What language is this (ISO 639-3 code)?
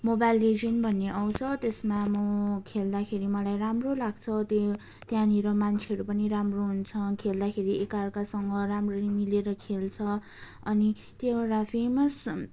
nep